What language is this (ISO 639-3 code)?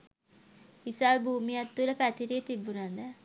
sin